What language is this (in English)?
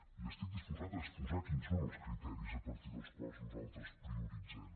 Catalan